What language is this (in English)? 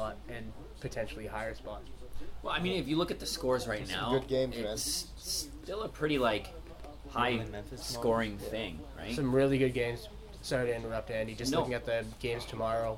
English